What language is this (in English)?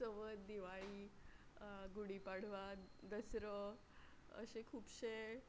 Konkani